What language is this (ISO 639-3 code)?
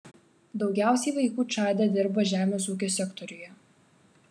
lit